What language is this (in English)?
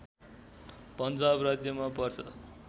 Nepali